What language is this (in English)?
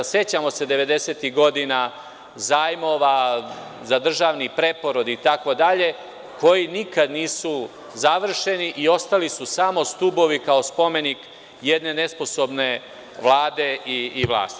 Serbian